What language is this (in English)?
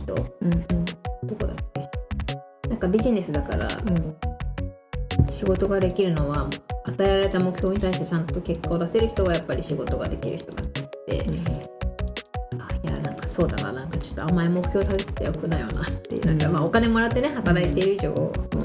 Japanese